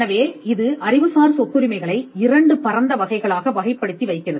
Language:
Tamil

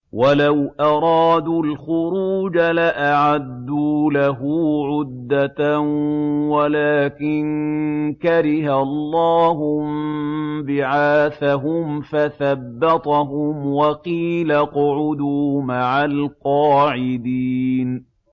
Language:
Arabic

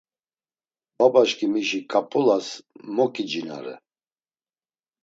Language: Laz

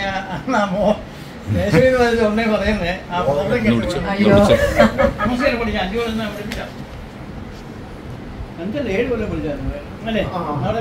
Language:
Malayalam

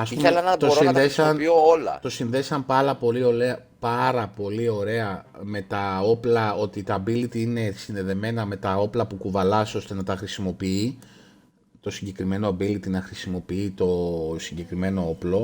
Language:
Greek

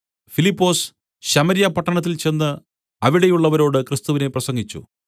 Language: Malayalam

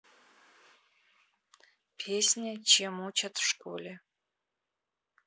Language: Russian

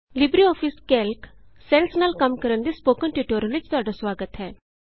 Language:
Punjabi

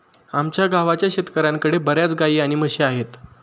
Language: Marathi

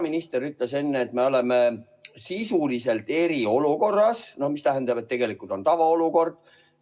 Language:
Estonian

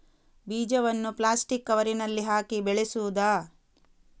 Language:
Kannada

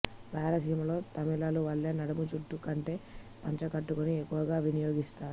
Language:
Telugu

